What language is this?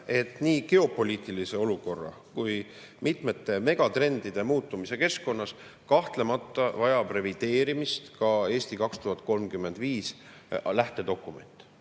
Estonian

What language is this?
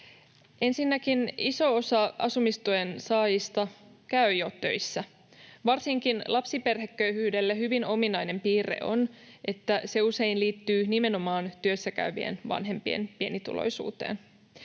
Finnish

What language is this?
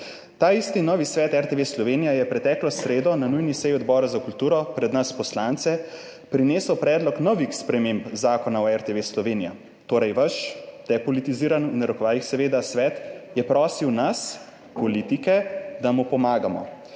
Slovenian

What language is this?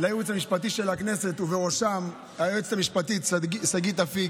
Hebrew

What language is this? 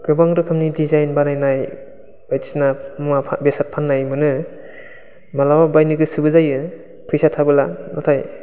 Bodo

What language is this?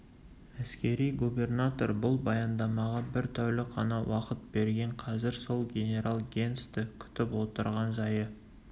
Kazakh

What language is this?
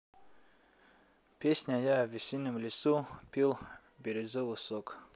Russian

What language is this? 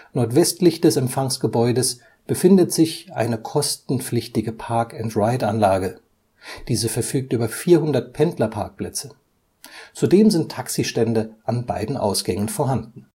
German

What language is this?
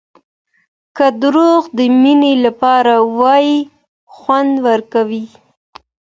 Pashto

